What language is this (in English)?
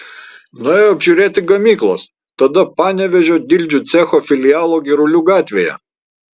Lithuanian